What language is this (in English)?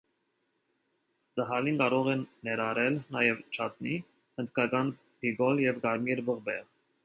Armenian